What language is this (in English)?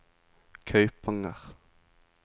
Norwegian